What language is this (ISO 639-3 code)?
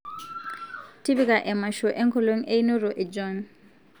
mas